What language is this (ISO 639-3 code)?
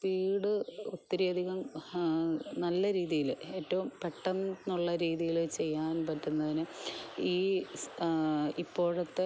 mal